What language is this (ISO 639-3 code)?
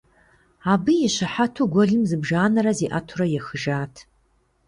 kbd